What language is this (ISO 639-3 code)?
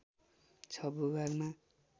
nep